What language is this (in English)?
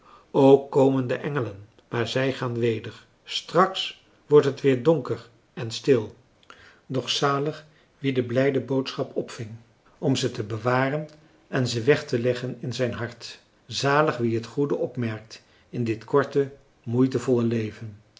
Dutch